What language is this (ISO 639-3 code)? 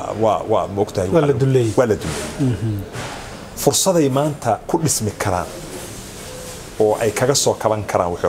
ara